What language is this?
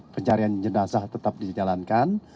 Indonesian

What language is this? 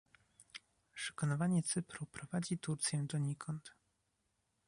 Polish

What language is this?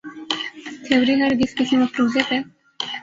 Urdu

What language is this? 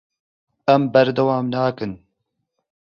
Kurdish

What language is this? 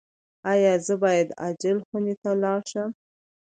Pashto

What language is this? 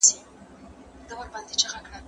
Pashto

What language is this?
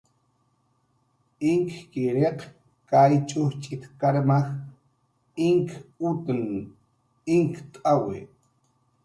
Jaqaru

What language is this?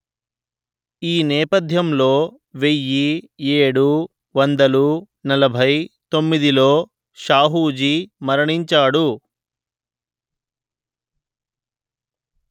Telugu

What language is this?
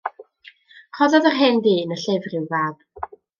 Welsh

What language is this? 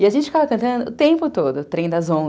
Portuguese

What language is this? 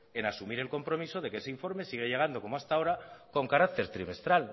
Spanish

